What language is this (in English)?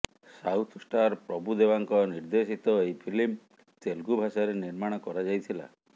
Odia